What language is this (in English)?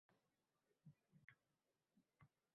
Uzbek